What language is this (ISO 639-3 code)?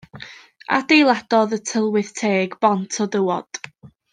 cym